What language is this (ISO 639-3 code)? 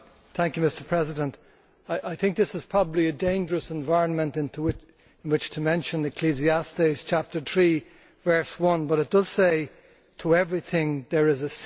eng